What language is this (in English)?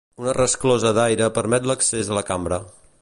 Catalan